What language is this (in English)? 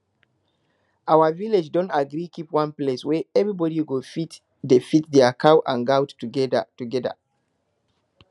Nigerian Pidgin